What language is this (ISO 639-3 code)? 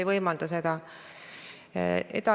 est